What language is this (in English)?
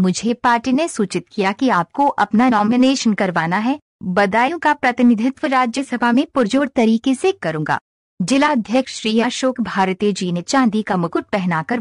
Hindi